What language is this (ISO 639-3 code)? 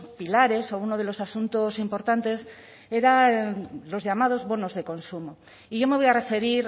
spa